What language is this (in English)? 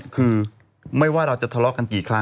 Thai